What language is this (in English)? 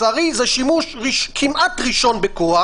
Hebrew